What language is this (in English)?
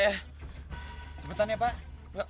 Indonesian